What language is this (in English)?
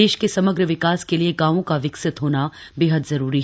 Hindi